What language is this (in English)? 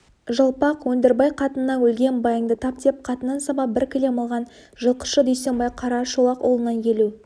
Kazakh